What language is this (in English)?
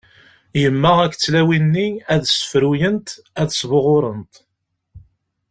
Kabyle